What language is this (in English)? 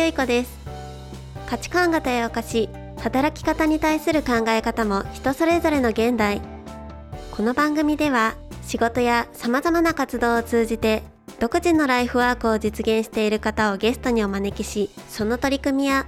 Japanese